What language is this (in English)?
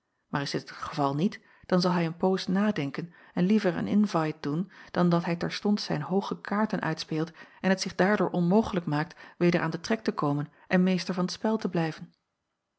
Dutch